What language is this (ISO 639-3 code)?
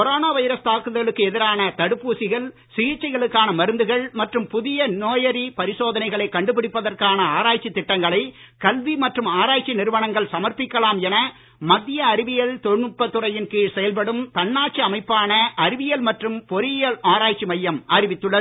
tam